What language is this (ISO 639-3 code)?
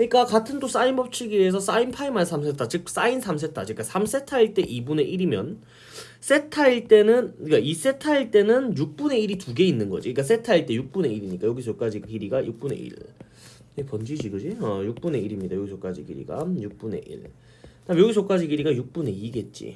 kor